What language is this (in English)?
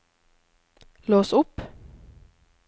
Norwegian